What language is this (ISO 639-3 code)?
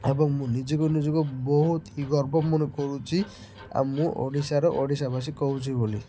ori